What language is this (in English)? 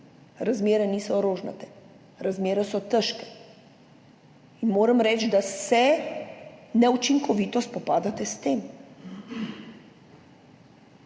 Slovenian